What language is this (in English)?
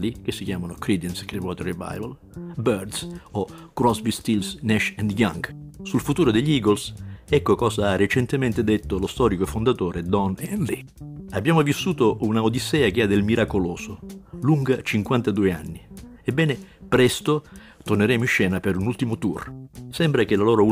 Italian